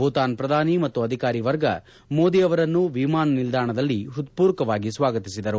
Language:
Kannada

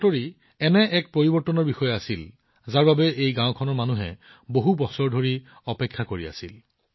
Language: Assamese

